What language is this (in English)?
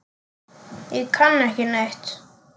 Icelandic